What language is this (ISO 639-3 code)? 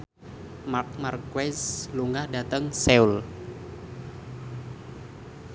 jav